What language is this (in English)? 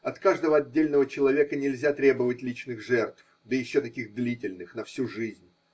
Russian